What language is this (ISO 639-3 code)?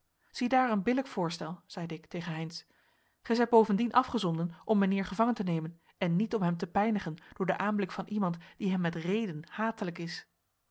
nld